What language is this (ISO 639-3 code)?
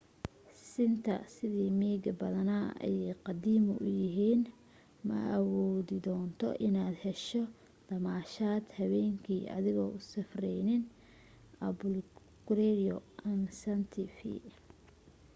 som